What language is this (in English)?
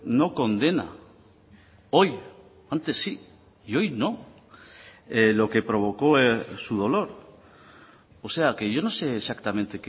Spanish